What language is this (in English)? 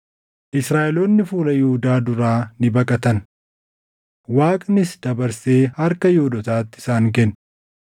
Oromo